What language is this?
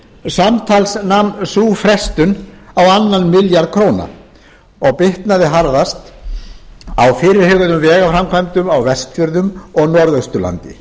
Icelandic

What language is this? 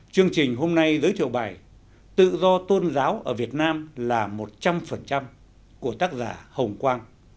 Vietnamese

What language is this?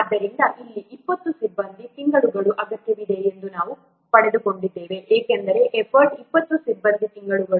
Kannada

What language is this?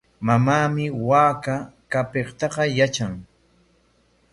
Corongo Ancash Quechua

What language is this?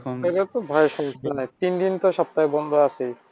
Bangla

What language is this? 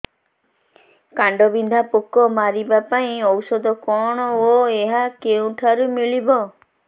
Odia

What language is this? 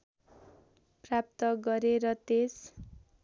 Nepali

